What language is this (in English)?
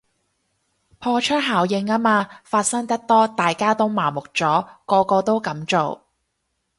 Cantonese